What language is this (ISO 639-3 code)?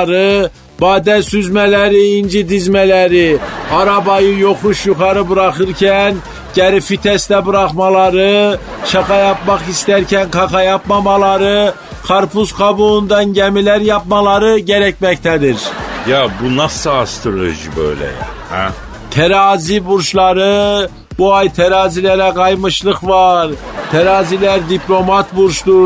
tur